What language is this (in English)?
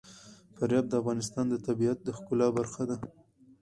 Pashto